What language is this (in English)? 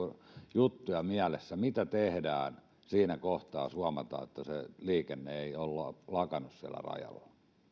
Finnish